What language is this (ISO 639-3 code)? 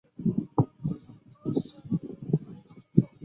zho